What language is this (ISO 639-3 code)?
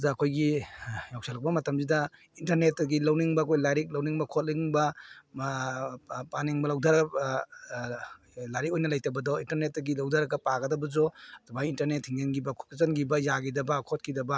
mni